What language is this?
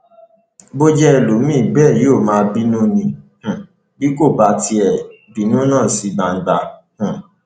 Yoruba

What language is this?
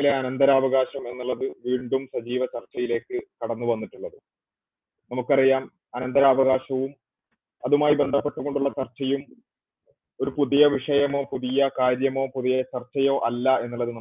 Malayalam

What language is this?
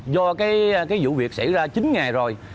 Vietnamese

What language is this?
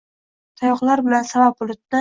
Uzbek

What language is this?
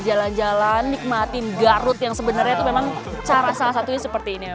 Indonesian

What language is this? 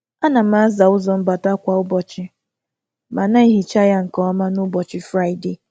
Igbo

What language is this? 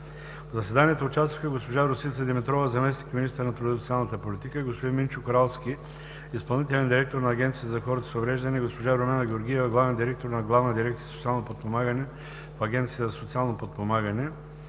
Bulgarian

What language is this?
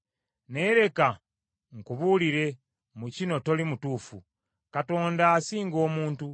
Ganda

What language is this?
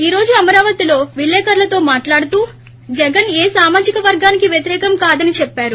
Telugu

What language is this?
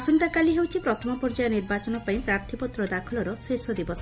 Odia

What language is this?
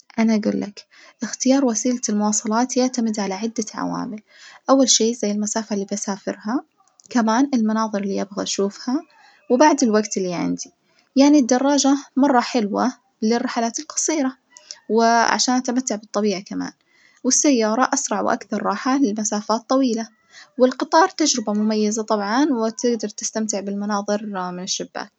Najdi Arabic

